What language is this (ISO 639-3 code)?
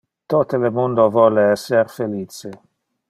ina